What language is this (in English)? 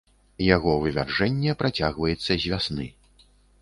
Belarusian